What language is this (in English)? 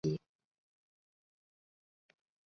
Chinese